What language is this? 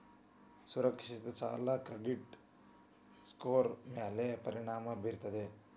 Kannada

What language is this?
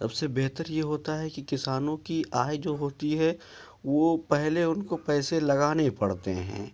Urdu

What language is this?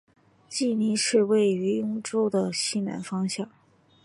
Chinese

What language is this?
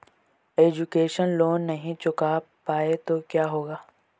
Hindi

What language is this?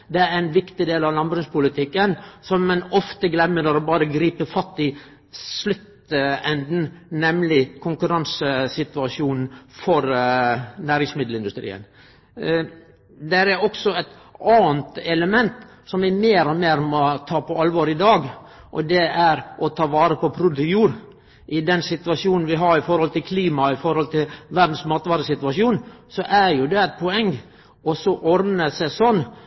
Norwegian Nynorsk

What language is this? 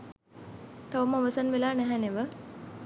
Sinhala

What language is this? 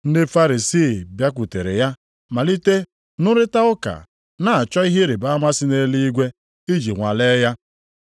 Igbo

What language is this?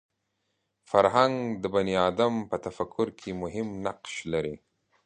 Pashto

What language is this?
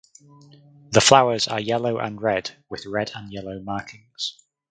English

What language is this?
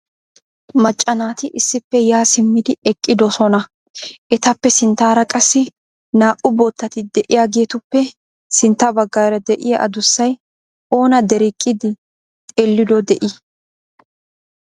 Wolaytta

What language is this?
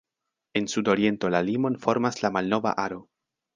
Esperanto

